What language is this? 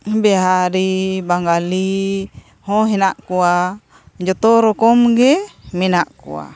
Santali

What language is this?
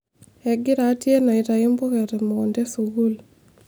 Masai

